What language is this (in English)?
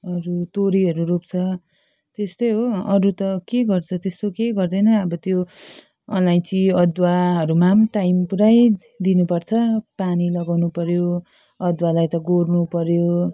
Nepali